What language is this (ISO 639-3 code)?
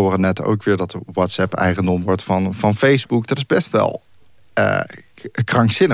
nld